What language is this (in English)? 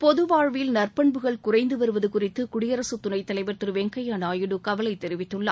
Tamil